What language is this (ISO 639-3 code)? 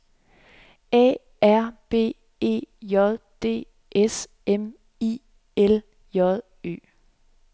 dan